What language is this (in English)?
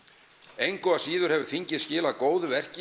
Icelandic